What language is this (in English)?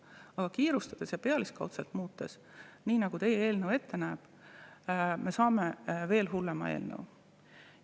Estonian